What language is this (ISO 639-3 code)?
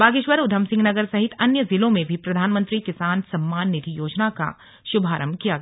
hin